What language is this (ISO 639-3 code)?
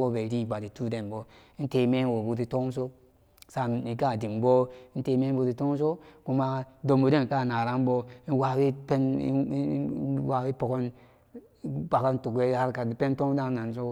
ccg